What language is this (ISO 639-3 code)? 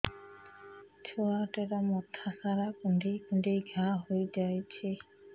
ori